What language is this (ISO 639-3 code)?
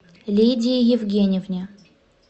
rus